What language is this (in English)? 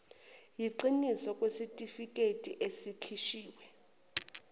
Zulu